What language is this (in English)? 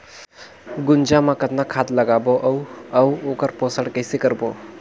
Chhattisgarhi